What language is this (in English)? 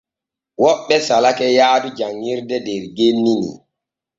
Borgu Fulfulde